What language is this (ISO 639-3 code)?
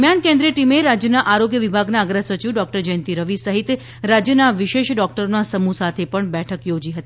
guj